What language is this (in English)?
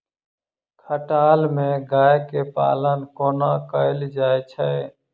Maithili